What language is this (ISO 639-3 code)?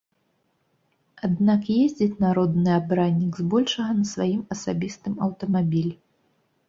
bel